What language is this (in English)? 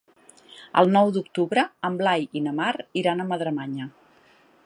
Catalan